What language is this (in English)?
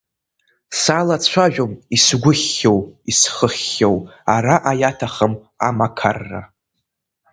Abkhazian